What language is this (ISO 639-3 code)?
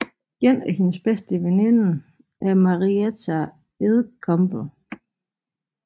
dan